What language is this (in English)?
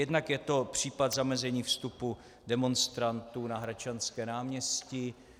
Czech